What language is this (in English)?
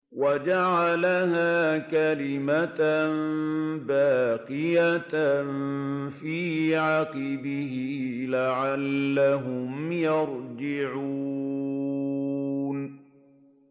Arabic